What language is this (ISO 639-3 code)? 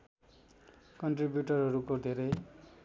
nep